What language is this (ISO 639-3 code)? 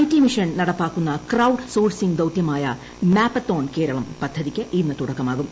mal